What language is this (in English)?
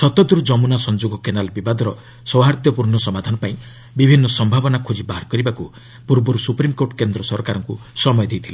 Odia